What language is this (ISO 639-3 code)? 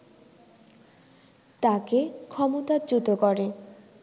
ben